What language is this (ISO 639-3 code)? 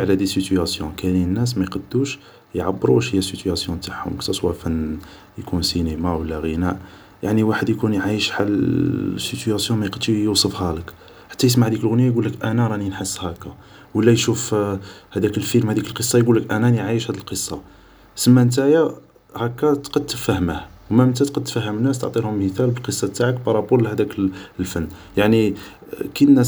arq